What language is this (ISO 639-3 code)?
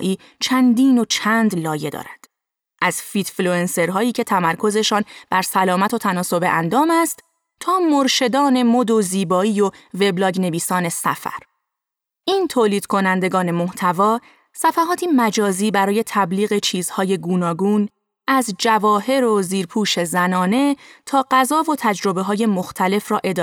fas